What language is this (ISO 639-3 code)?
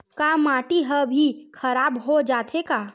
hne